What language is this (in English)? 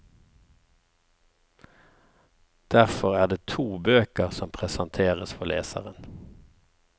Norwegian